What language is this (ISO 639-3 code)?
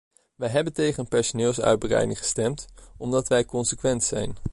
nld